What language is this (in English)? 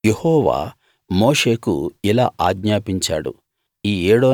Telugu